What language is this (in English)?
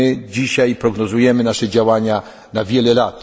Polish